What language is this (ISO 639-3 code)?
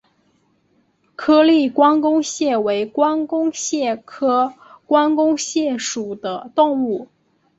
zho